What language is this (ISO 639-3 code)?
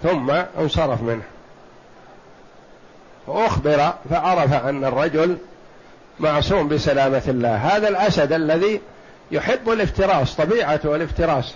ara